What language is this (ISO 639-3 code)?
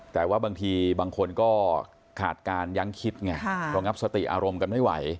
tha